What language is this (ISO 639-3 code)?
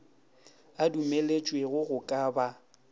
nso